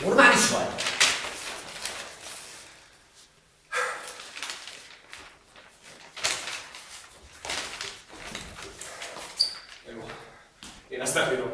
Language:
Hungarian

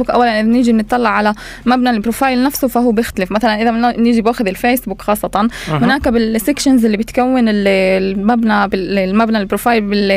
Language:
Arabic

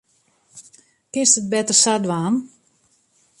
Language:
Western Frisian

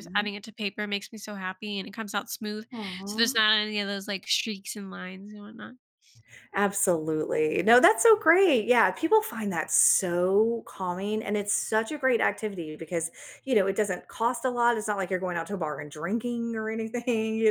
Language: English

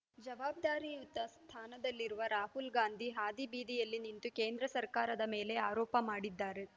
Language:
Kannada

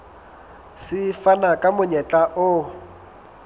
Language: Southern Sotho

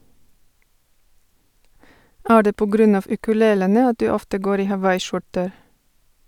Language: Norwegian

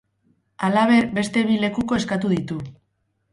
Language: Basque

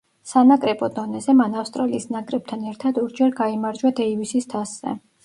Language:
Georgian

